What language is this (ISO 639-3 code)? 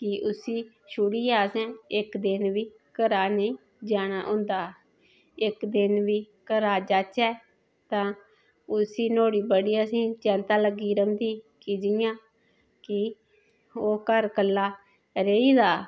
doi